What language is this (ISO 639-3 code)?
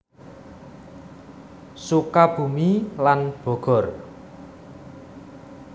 jav